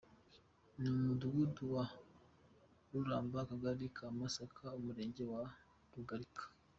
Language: Kinyarwanda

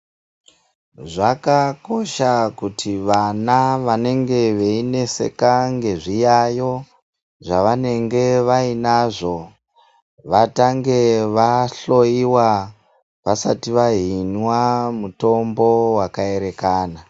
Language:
Ndau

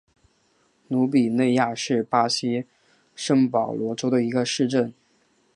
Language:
Chinese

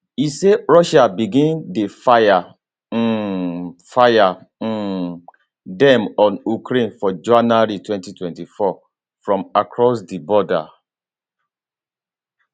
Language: Nigerian Pidgin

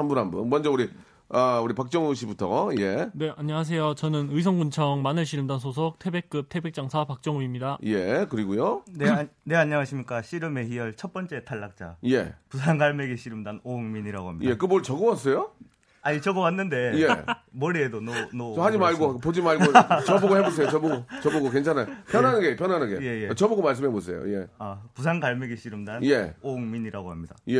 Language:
Korean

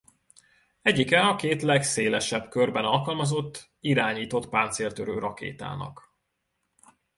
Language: Hungarian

